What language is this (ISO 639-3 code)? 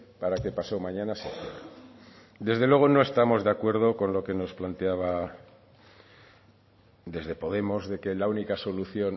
spa